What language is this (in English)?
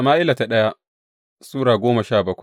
Hausa